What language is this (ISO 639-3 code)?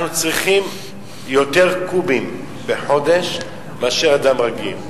heb